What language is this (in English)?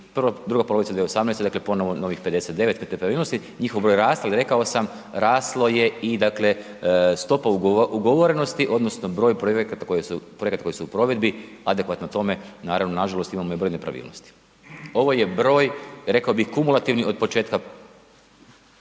Croatian